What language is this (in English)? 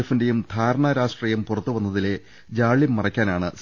Malayalam